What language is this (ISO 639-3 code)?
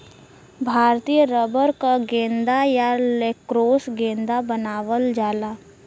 bho